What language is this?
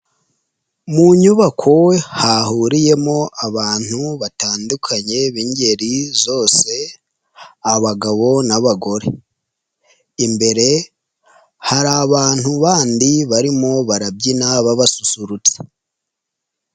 Kinyarwanda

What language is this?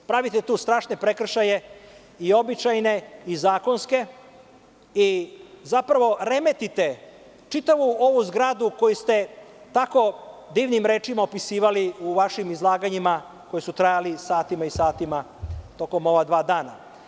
Serbian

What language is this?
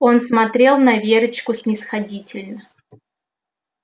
Russian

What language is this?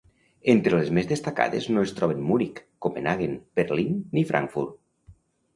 Catalan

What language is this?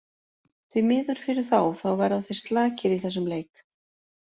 Icelandic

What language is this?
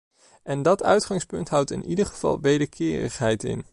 Dutch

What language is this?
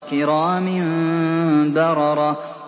Arabic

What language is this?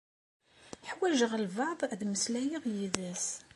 Kabyle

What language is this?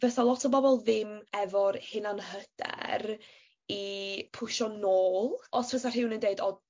Welsh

